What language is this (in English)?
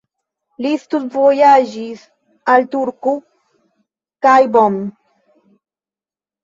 Esperanto